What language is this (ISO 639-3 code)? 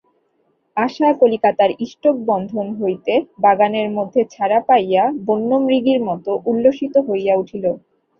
ben